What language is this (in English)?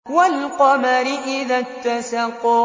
Arabic